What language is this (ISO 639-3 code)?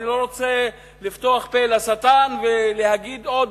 heb